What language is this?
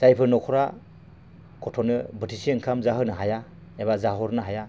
Bodo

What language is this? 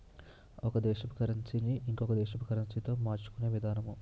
Telugu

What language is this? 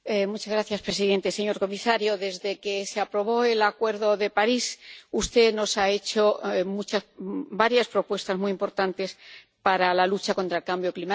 Spanish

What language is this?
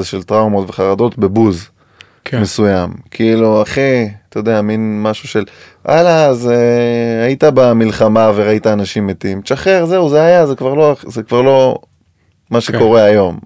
Hebrew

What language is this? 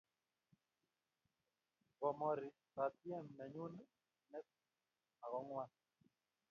Kalenjin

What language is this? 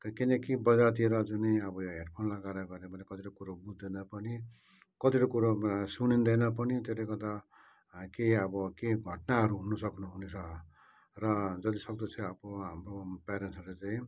Nepali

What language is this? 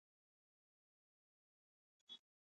Pashto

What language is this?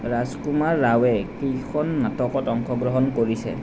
Assamese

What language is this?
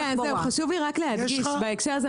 Hebrew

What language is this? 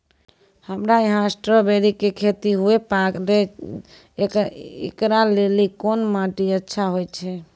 Maithili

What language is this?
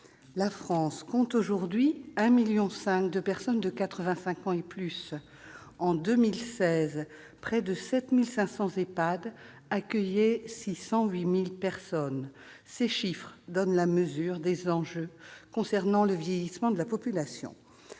French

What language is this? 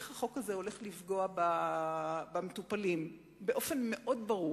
Hebrew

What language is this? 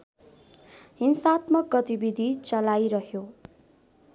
Nepali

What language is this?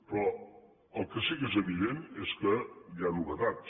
Catalan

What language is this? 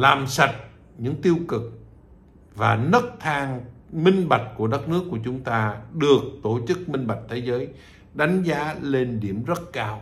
Vietnamese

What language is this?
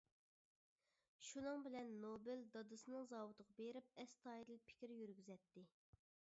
Uyghur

